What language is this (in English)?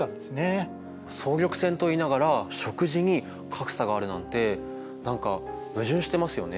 Japanese